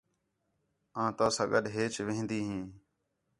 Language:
Khetrani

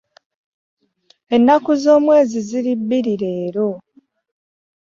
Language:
Ganda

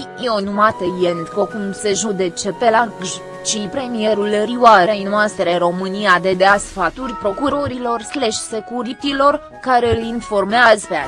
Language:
Romanian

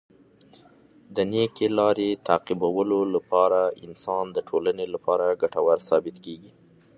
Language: Pashto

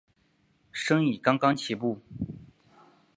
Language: Chinese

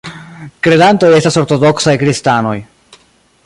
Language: Esperanto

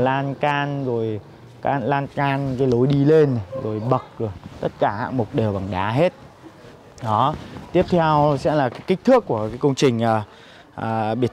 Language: Vietnamese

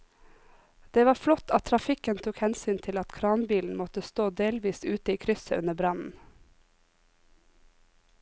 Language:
Norwegian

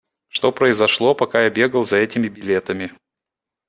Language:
Russian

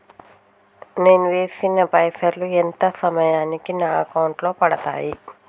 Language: Telugu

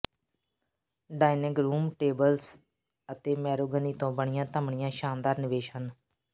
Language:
Punjabi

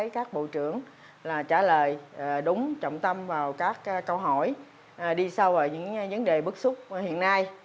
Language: Vietnamese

